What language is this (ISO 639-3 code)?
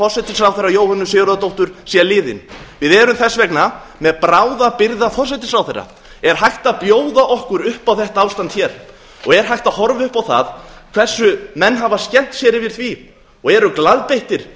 isl